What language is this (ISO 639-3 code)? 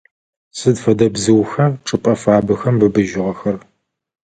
ady